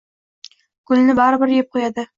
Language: Uzbek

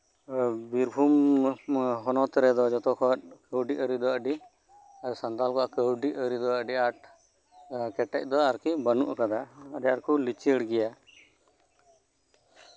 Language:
Santali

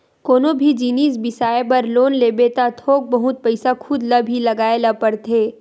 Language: Chhattisgarhi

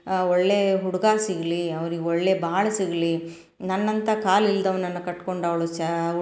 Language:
Kannada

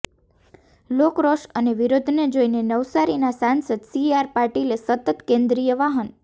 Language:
Gujarati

